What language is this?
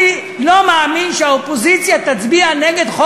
Hebrew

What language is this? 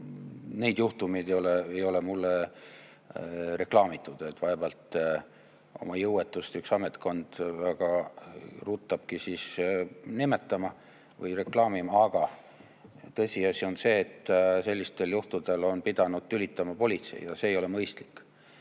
Estonian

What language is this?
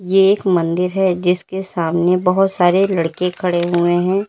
Hindi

